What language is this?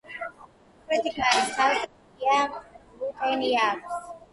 Georgian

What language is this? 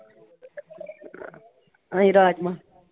Punjabi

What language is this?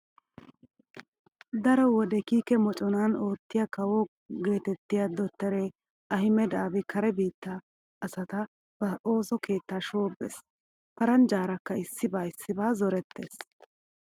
Wolaytta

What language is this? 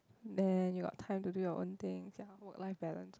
English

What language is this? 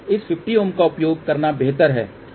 Hindi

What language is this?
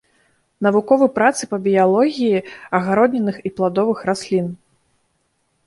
Belarusian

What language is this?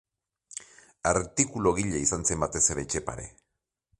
Basque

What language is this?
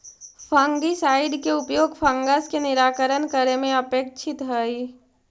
Magahi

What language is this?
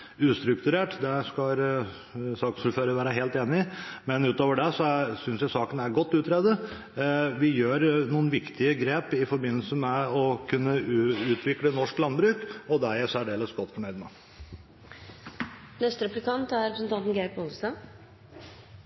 Norwegian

